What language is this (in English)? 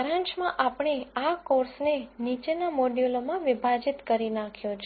Gujarati